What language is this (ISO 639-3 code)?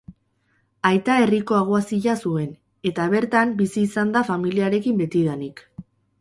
eus